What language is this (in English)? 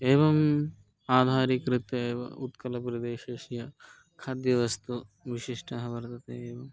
Sanskrit